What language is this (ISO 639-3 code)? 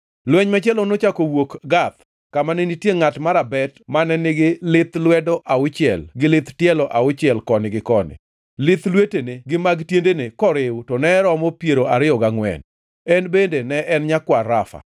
luo